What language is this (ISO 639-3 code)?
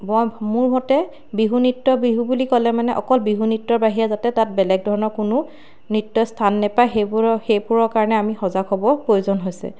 asm